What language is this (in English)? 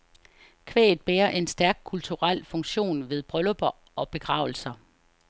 Danish